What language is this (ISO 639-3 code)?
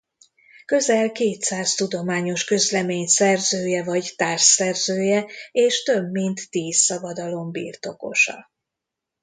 hun